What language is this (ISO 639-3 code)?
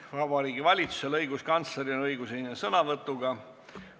est